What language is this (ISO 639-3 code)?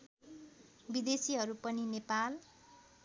nep